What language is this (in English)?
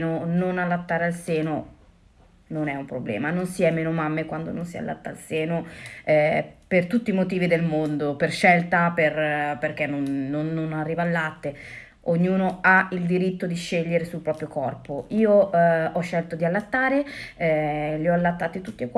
Italian